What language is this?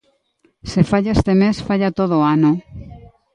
Galician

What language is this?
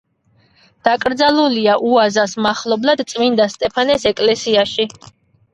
Georgian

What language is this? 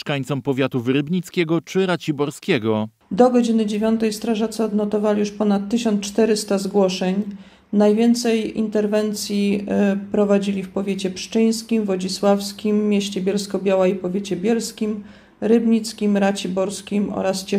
Polish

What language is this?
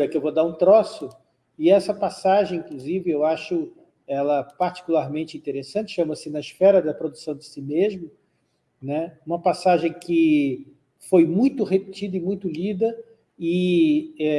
Portuguese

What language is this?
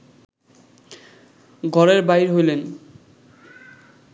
Bangla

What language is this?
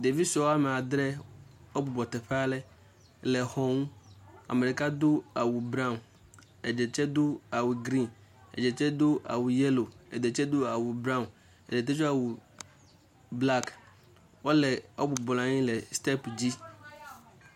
Ewe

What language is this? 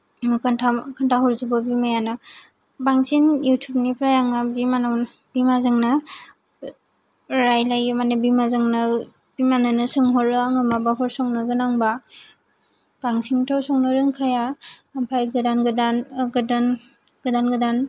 Bodo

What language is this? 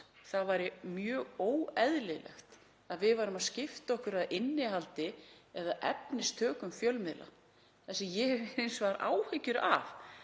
Icelandic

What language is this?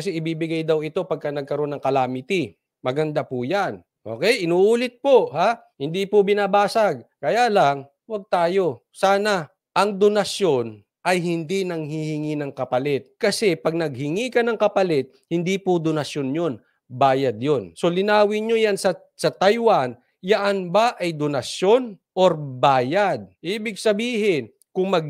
Filipino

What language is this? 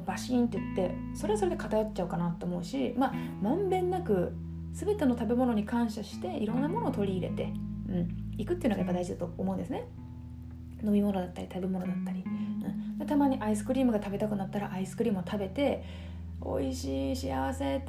Japanese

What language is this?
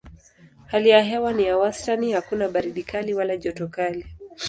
Swahili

